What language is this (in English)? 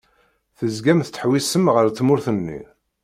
Kabyle